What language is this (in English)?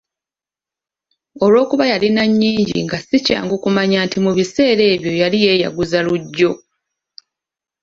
Ganda